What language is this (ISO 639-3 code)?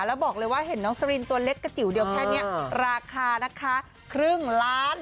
tha